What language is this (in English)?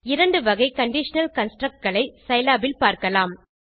Tamil